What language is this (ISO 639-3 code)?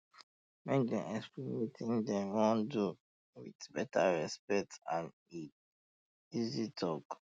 pcm